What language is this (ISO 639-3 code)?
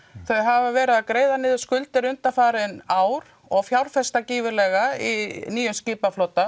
isl